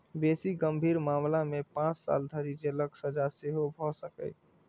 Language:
Maithili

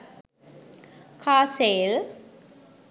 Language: Sinhala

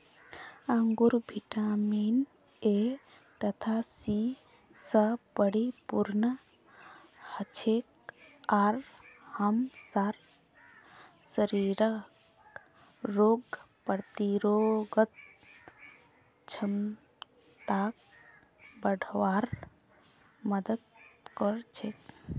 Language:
Magahi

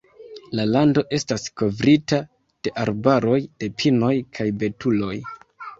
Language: Esperanto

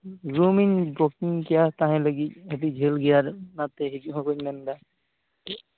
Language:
Santali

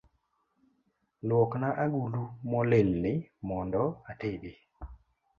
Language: Luo (Kenya and Tanzania)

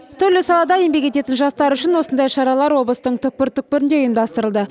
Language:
Kazakh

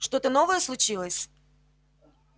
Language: Russian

